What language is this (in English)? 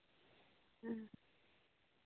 Santali